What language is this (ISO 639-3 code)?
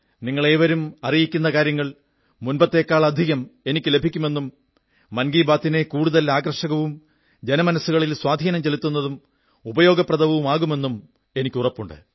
mal